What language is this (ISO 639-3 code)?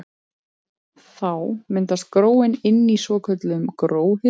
isl